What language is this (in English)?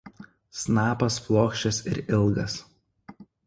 Lithuanian